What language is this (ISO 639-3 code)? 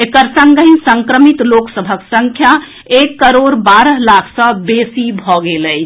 mai